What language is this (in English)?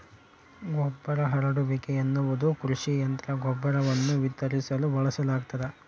Kannada